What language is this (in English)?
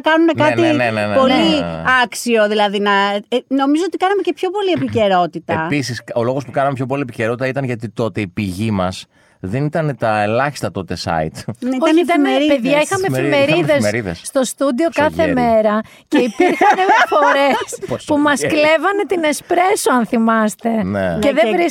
Greek